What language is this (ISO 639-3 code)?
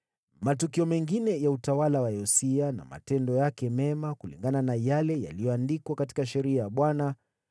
swa